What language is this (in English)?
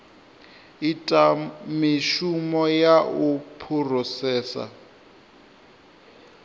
Venda